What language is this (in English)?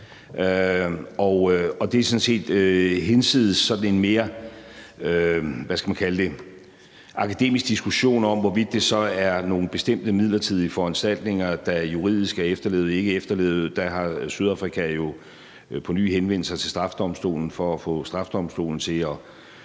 Danish